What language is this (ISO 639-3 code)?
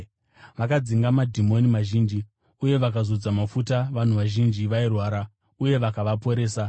sna